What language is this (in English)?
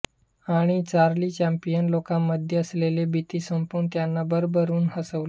Marathi